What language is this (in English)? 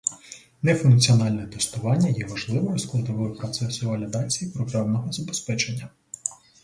Ukrainian